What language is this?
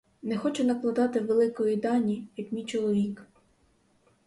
Ukrainian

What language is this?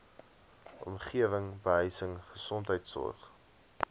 Afrikaans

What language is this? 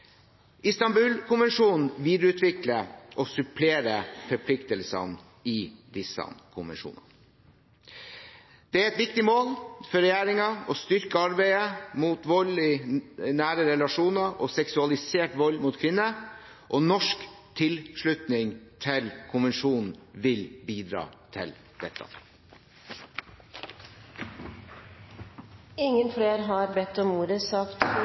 Norwegian Bokmål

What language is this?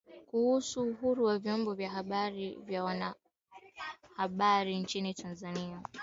Swahili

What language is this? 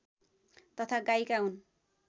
Nepali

